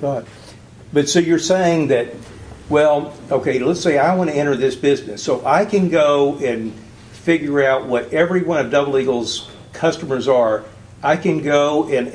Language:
English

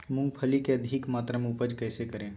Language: Magahi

